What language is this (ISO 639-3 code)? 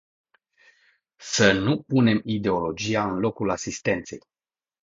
ron